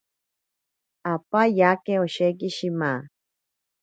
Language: Ashéninka Perené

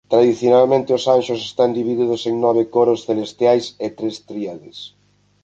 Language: Galician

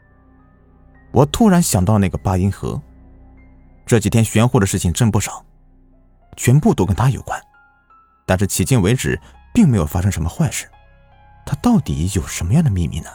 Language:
Chinese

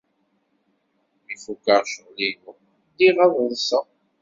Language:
Kabyle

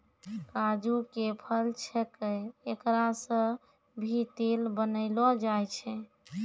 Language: Maithili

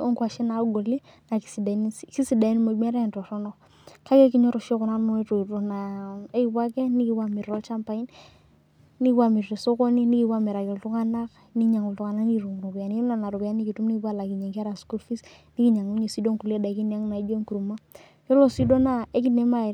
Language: Masai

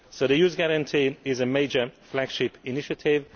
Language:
English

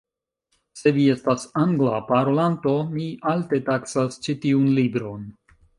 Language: Esperanto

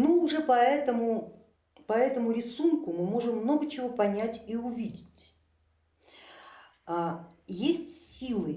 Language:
Russian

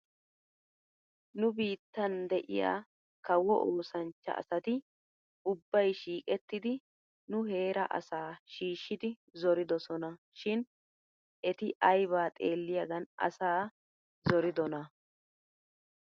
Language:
Wolaytta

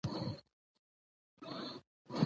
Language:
Pashto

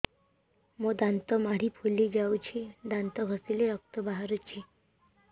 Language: Odia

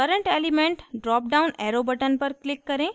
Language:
Hindi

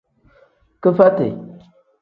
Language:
Tem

